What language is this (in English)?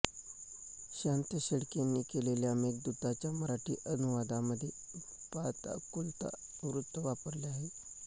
Marathi